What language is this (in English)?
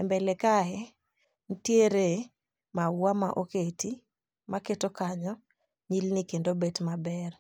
Luo (Kenya and Tanzania)